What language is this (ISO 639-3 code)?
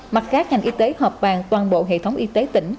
vie